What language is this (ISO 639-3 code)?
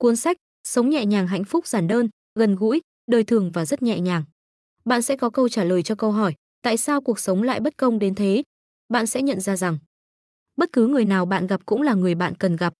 vie